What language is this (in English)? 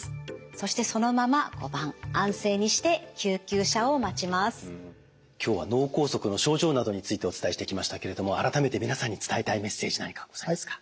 Japanese